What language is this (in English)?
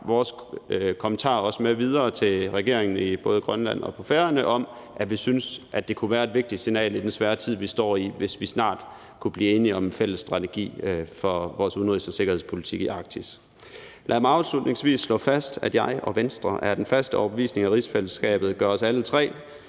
Danish